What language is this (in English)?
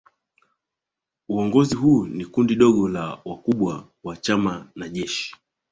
Swahili